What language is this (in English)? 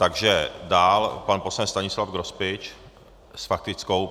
Czech